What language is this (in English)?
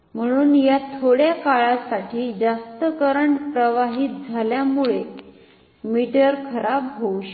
Marathi